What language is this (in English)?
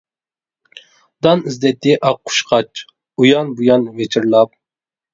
Uyghur